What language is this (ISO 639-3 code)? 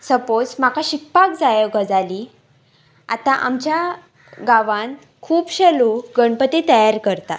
kok